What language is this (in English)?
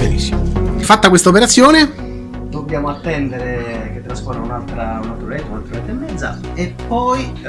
Italian